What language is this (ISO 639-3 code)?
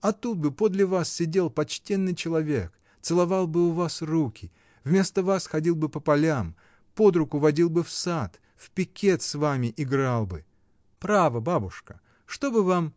rus